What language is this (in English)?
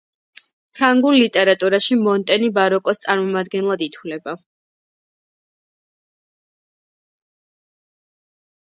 Georgian